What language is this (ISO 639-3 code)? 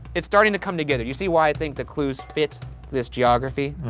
eng